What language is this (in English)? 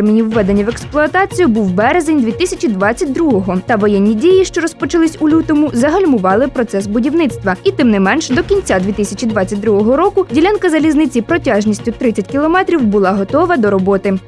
Ukrainian